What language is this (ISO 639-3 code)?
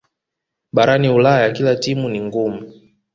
swa